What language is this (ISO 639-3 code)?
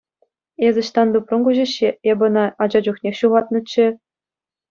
chv